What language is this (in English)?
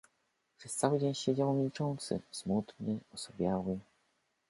Polish